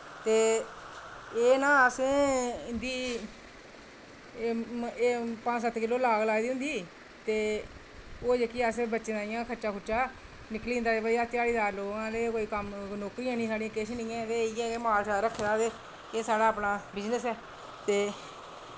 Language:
Dogri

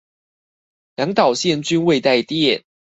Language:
Chinese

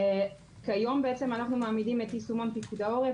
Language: Hebrew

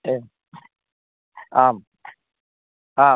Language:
Sanskrit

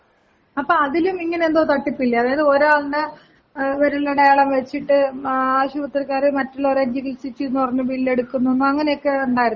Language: Malayalam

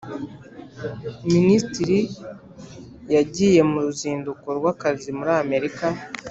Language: Kinyarwanda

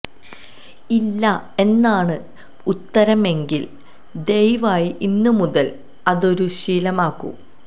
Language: Malayalam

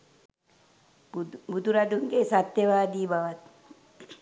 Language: Sinhala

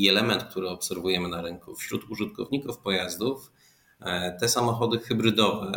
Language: Polish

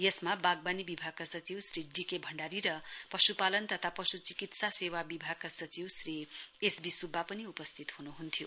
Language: Nepali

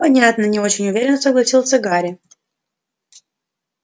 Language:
Russian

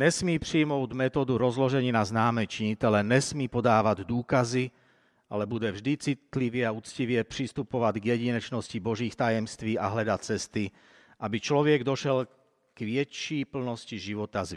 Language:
Slovak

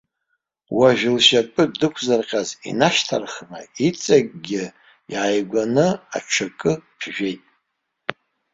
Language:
Abkhazian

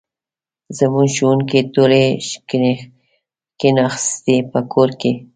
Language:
Pashto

